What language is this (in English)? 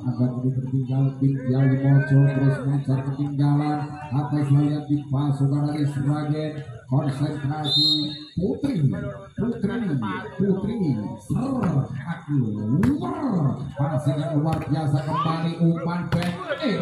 Indonesian